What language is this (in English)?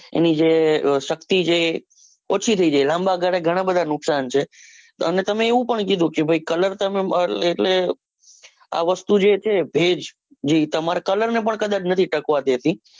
Gujarati